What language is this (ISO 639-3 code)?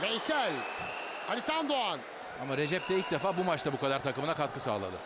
tur